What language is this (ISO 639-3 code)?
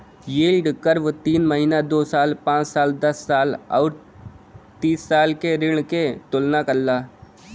bho